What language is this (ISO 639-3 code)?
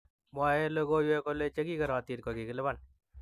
kln